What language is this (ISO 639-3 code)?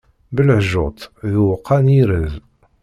kab